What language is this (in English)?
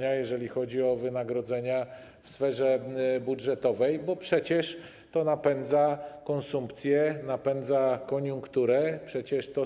Polish